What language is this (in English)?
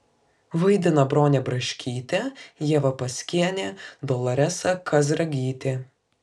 Lithuanian